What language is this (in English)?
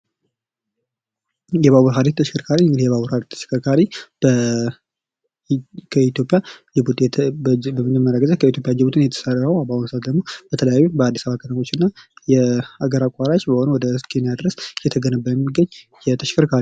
Amharic